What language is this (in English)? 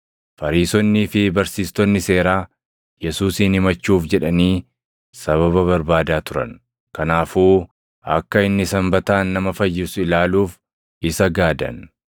Oromo